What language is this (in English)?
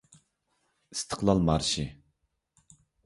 Uyghur